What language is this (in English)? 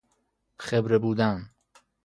Persian